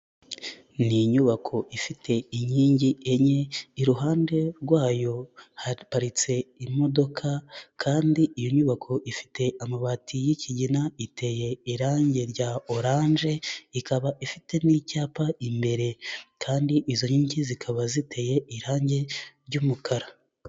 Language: Kinyarwanda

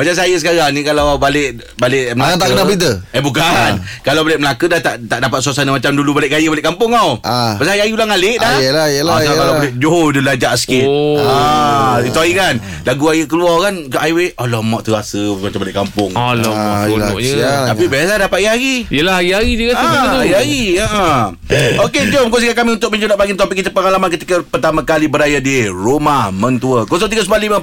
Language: Malay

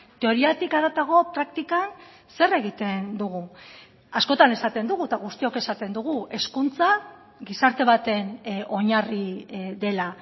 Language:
Basque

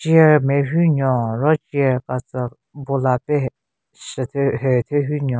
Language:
Southern Rengma Naga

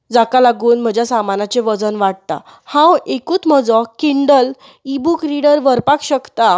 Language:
Konkani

